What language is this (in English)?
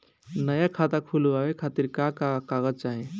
Bhojpuri